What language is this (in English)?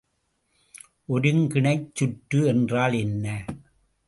Tamil